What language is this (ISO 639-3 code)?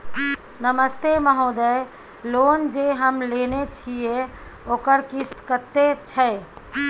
mai